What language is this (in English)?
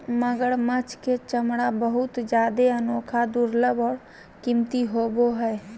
Magahi